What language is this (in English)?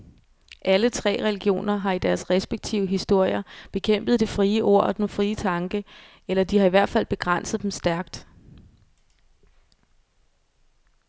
Danish